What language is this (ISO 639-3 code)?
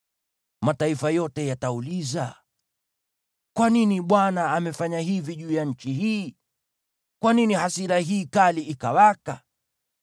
swa